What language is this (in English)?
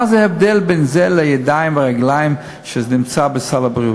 Hebrew